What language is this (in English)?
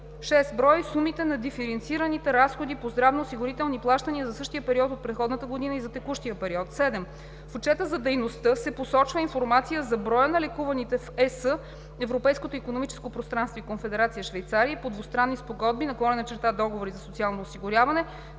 Bulgarian